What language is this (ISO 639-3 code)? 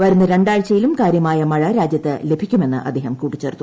mal